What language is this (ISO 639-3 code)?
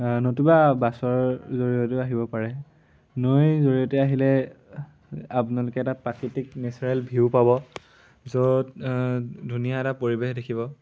asm